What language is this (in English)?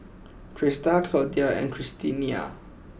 English